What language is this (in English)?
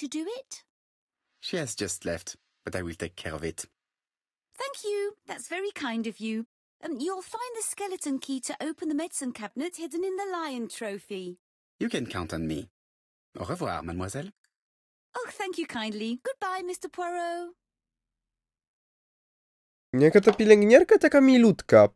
Polish